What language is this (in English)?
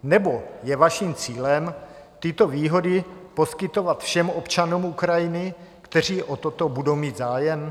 Czech